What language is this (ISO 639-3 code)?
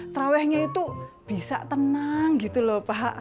ind